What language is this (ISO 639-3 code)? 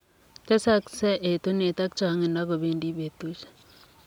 kln